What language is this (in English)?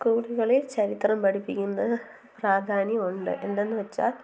Malayalam